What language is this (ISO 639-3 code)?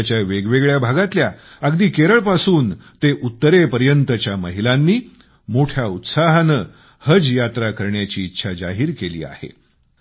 mar